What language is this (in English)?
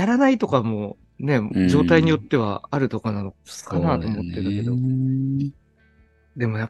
Japanese